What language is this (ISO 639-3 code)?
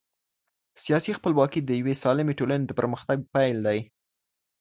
pus